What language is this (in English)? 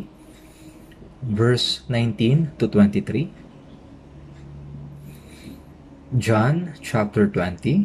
Filipino